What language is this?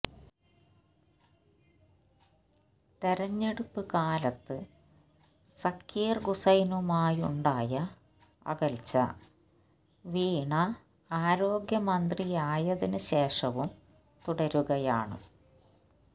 Malayalam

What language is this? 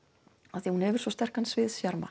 Icelandic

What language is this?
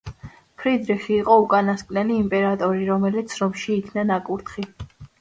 Georgian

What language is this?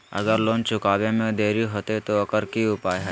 Magahi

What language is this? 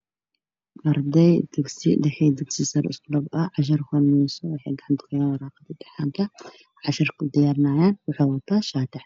Somali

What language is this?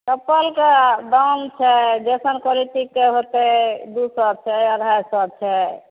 Maithili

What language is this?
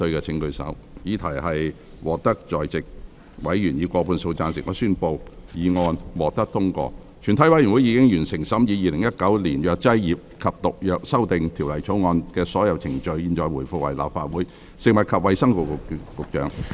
Cantonese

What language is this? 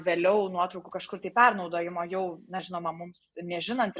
Lithuanian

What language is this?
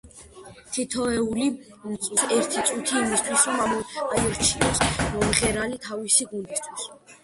Georgian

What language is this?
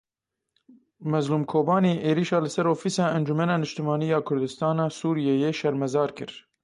Kurdish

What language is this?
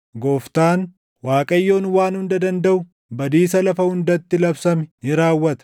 Oromo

